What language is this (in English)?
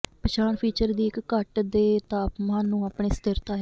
Punjabi